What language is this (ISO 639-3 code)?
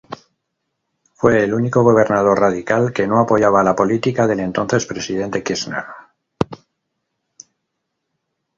spa